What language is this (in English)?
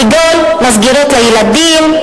Hebrew